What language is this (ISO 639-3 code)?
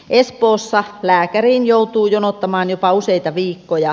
fin